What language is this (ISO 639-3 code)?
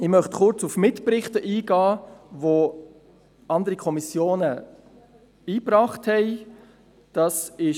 gsw